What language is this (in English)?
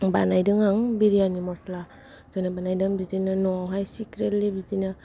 Bodo